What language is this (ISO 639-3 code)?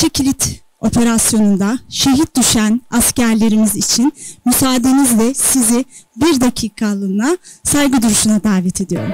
tur